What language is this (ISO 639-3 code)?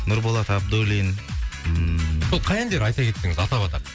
kaz